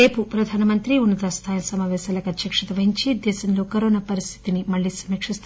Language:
Telugu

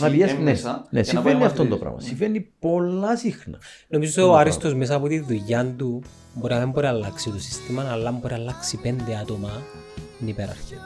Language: Greek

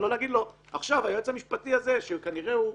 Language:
Hebrew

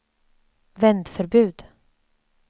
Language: Swedish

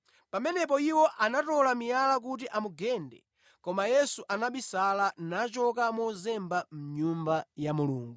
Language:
Nyanja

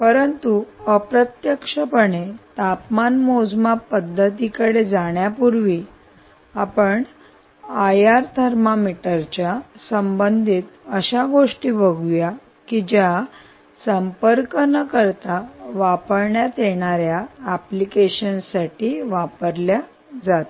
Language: Marathi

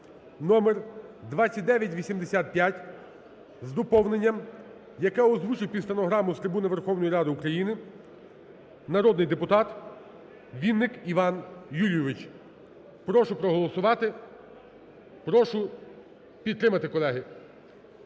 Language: Ukrainian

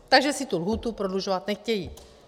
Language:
Czech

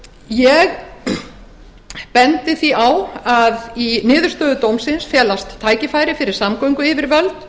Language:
Icelandic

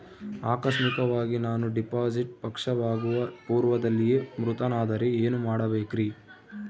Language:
Kannada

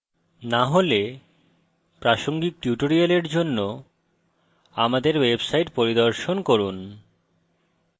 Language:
Bangla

